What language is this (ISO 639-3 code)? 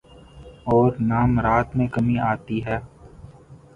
urd